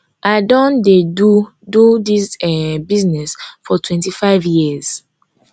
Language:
Nigerian Pidgin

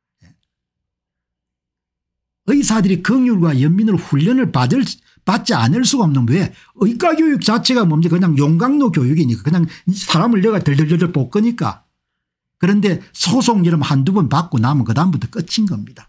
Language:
Korean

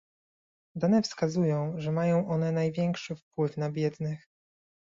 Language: Polish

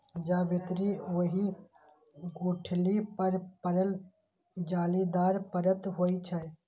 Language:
Maithili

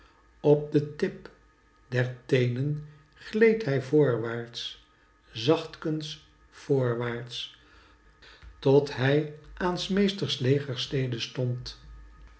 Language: Dutch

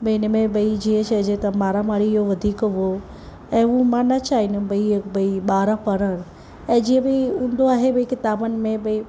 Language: Sindhi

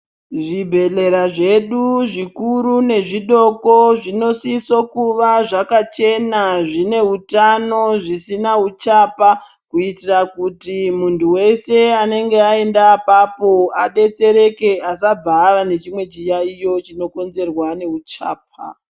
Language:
Ndau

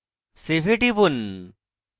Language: Bangla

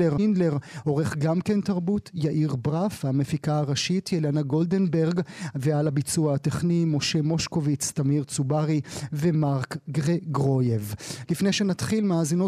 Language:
Hebrew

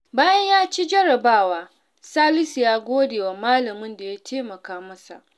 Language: Hausa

